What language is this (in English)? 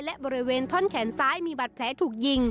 Thai